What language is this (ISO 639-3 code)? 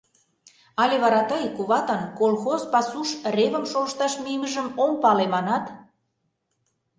chm